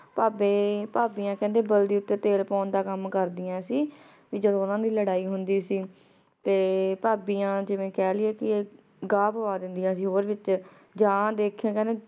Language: Punjabi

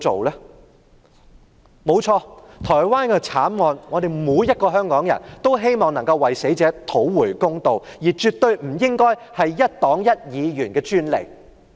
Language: Cantonese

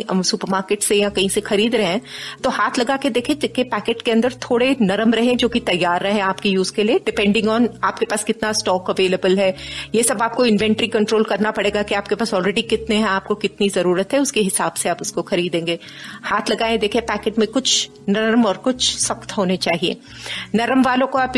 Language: Hindi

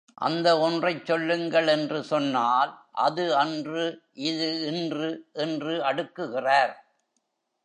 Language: Tamil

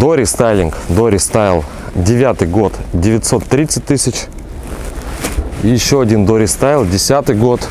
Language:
Russian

